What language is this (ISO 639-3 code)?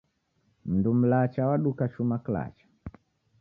dav